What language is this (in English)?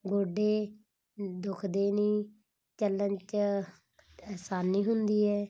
Punjabi